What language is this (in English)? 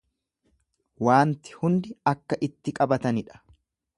Oromo